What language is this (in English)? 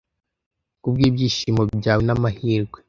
Kinyarwanda